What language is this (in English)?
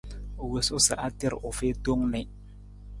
Nawdm